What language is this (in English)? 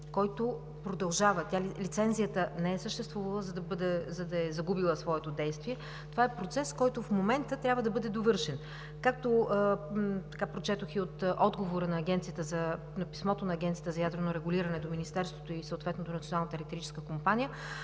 Bulgarian